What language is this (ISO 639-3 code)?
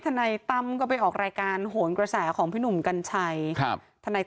tha